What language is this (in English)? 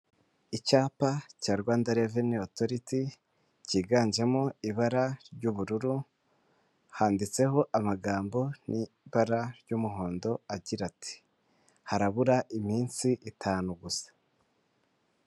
Kinyarwanda